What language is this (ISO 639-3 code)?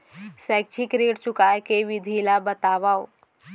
hne